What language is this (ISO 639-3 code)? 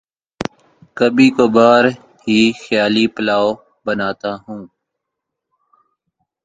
urd